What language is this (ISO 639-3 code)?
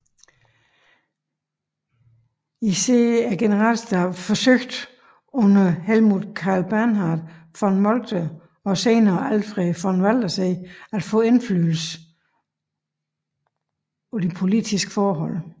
dan